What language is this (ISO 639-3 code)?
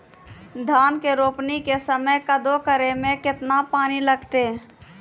mai